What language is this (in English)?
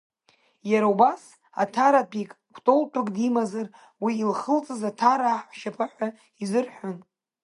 Abkhazian